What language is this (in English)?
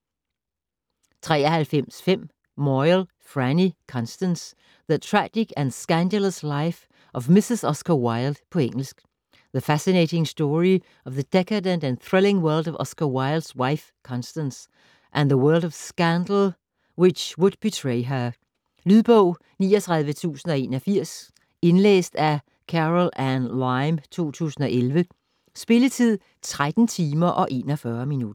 Danish